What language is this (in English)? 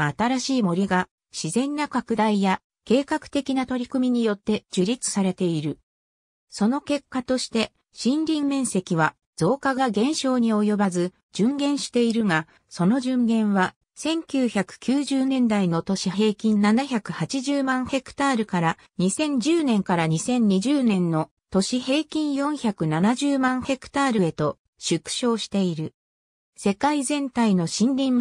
Japanese